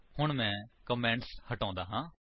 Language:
Punjabi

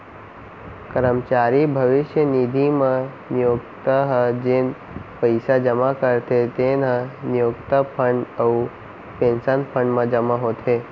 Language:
Chhattisgarhi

